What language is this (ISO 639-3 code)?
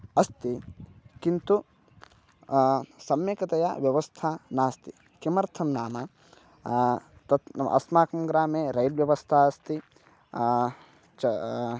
san